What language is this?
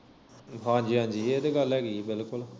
Punjabi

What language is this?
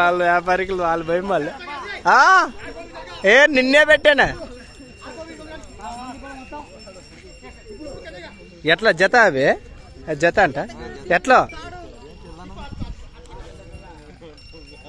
Indonesian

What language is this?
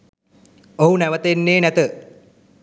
Sinhala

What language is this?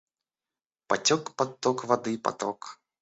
Russian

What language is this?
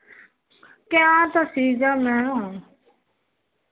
Punjabi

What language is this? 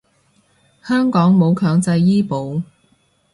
Cantonese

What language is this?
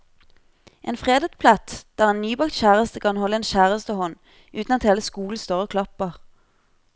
Norwegian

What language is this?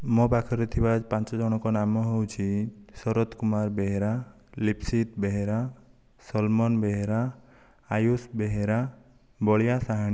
Odia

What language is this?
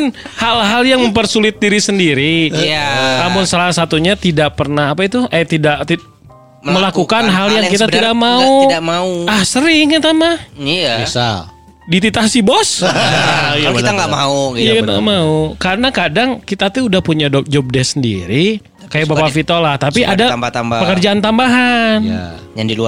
Indonesian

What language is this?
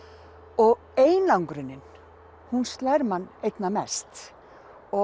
Icelandic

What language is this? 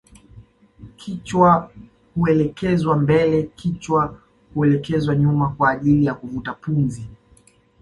Swahili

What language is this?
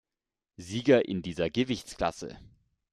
German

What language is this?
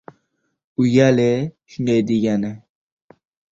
Uzbek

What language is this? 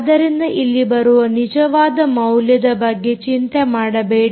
Kannada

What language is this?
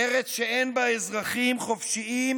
Hebrew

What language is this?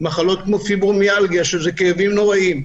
Hebrew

